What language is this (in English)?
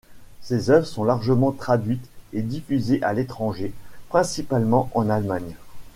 French